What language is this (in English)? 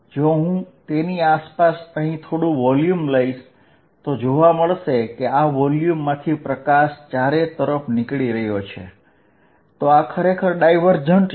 Gujarati